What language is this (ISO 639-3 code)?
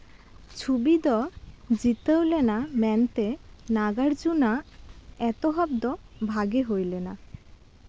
sat